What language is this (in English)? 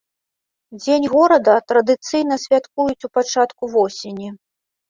Belarusian